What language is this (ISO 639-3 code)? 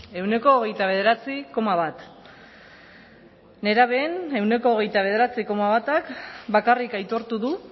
eus